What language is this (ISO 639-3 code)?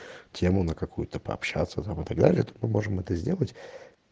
rus